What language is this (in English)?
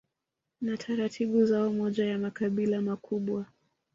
Swahili